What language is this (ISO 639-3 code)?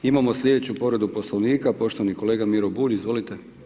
hrv